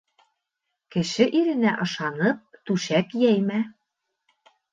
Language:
Bashkir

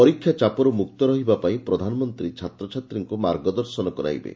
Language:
Odia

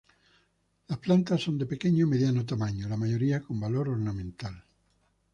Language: Spanish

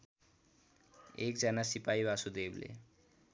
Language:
Nepali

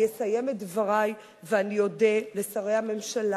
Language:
Hebrew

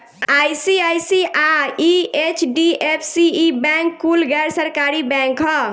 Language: Bhojpuri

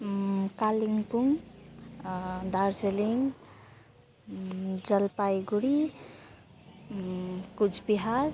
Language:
Nepali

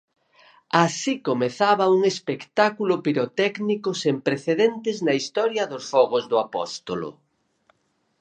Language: Galician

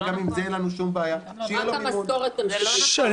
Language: Hebrew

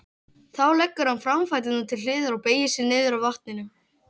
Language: Icelandic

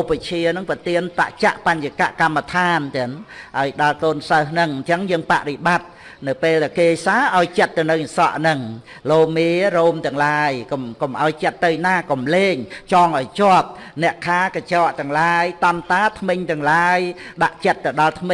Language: Vietnamese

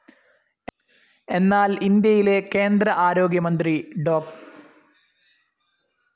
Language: Malayalam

